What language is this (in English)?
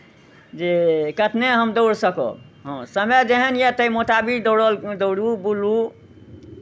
Maithili